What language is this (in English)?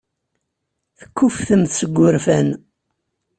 Kabyle